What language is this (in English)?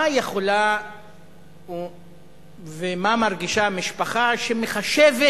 Hebrew